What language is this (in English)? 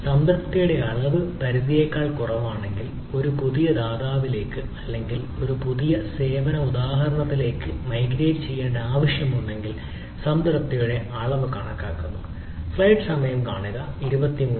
Malayalam